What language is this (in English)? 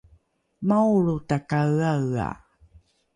Rukai